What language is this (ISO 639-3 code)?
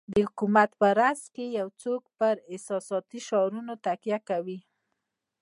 pus